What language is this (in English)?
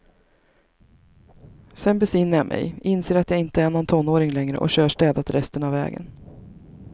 Swedish